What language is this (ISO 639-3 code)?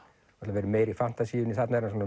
isl